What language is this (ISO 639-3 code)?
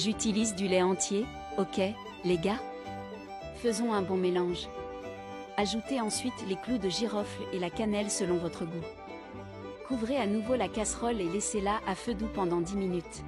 fra